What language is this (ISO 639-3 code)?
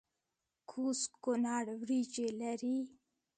pus